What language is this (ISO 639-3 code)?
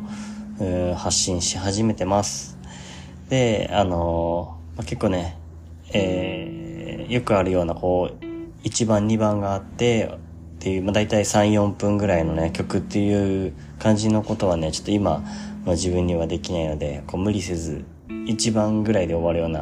jpn